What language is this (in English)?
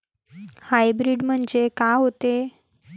Marathi